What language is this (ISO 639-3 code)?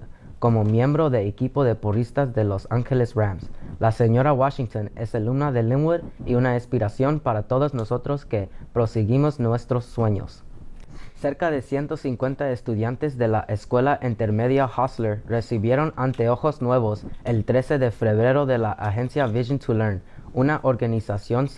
spa